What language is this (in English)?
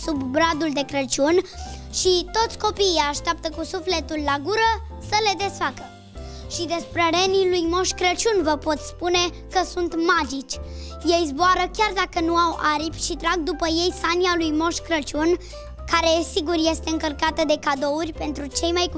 Romanian